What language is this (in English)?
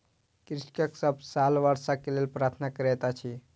Maithili